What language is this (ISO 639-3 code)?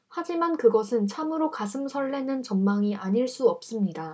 kor